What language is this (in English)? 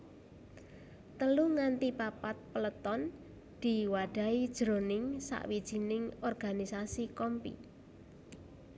Javanese